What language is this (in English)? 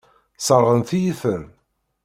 Kabyle